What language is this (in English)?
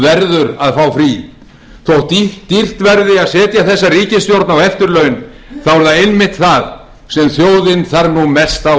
Icelandic